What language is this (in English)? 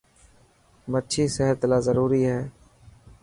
Dhatki